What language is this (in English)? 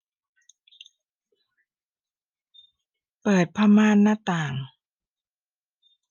Thai